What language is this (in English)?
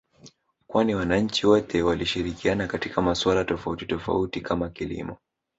Swahili